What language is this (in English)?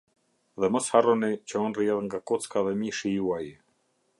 Albanian